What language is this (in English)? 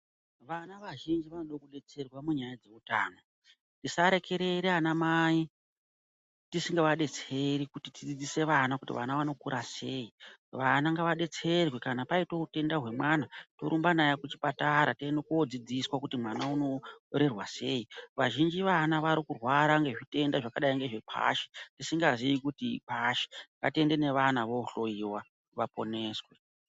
Ndau